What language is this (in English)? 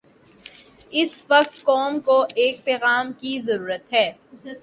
Urdu